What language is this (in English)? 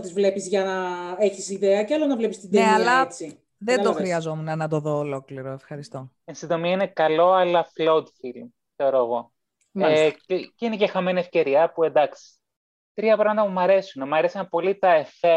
Greek